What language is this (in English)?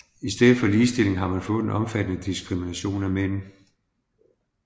Danish